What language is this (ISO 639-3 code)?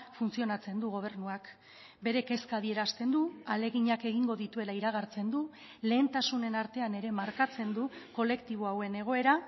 eus